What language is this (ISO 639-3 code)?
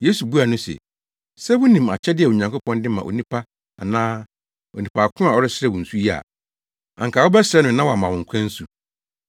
aka